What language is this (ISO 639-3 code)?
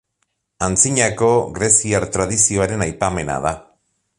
eus